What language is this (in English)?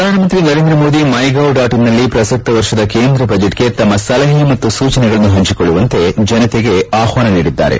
Kannada